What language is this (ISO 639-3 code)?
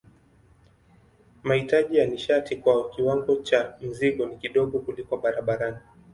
swa